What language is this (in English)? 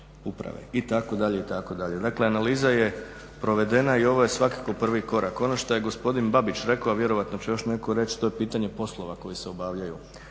Croatian